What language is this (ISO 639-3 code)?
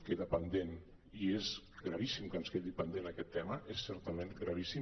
cat